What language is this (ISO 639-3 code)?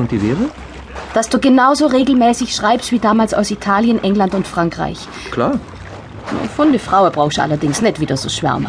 deu